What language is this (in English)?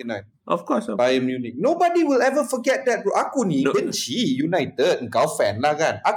Malay